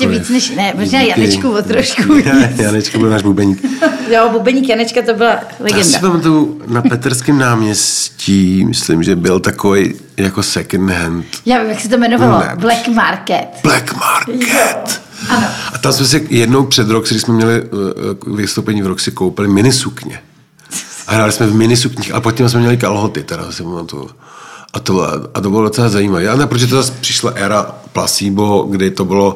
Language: Czech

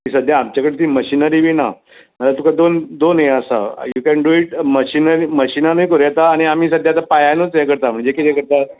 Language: Konkani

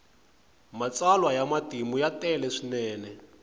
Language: Tsonga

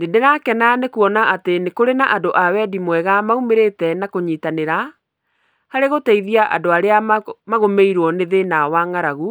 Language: Kikuyu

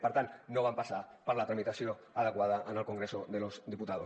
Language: Catalan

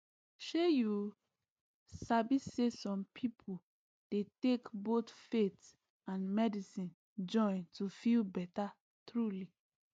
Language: Nigerian Pidgin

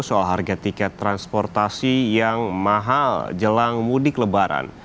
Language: Indonesian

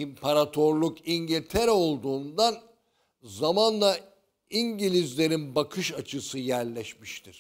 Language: Turkish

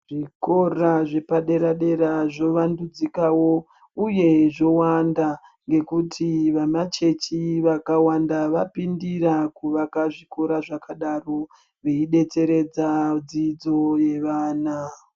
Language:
Ndau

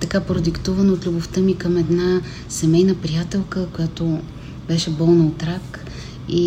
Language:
Bulgarian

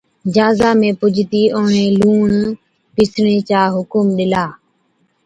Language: Od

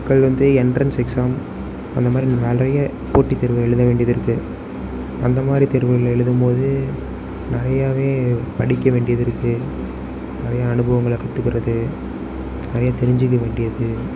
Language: Tamil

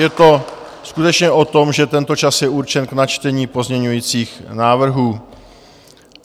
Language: Czech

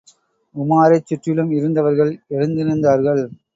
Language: Tamil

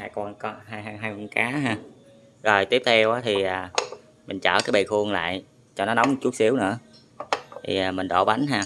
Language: Vietnamese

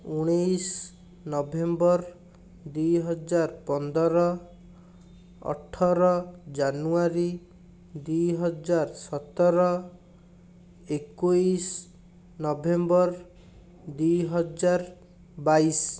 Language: Odia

